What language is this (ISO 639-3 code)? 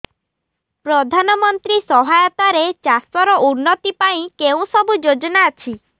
ori